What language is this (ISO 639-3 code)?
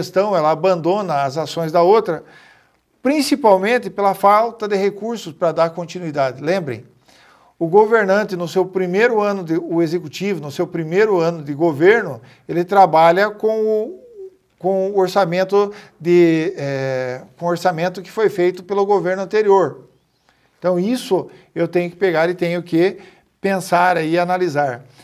por